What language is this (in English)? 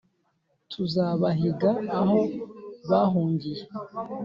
Kinyarwanda